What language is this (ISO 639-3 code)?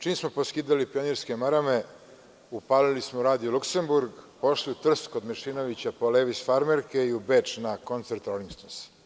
srp